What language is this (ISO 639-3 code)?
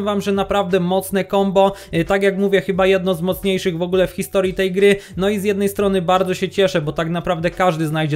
pol